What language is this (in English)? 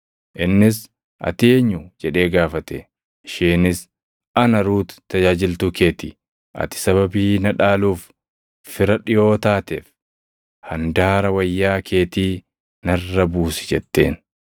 Oromo